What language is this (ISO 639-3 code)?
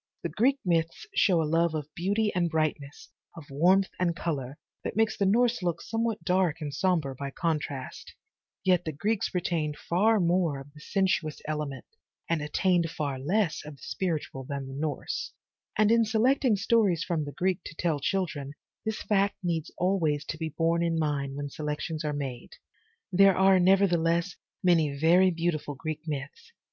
eng